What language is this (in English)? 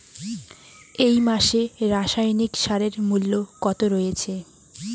Bangla